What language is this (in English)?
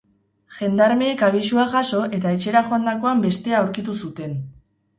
Basque